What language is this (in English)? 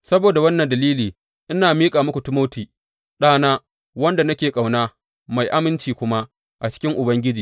Hausa